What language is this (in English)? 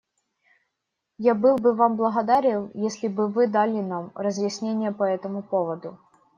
Russian